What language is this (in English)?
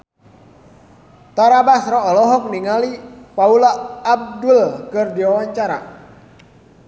Sundanese